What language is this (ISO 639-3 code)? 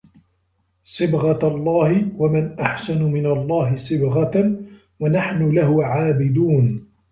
ara